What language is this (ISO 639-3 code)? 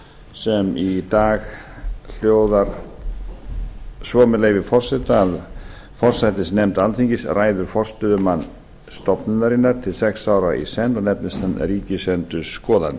isl